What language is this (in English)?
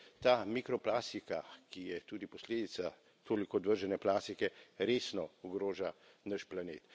Slovenian